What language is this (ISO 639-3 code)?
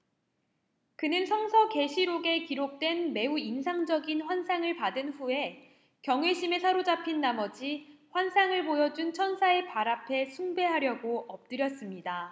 kor